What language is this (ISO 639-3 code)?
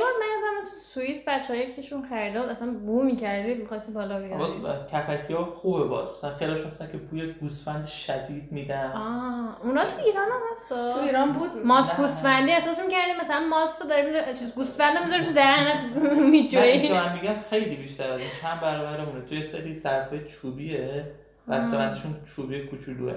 fas